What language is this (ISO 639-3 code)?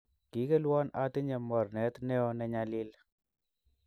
kln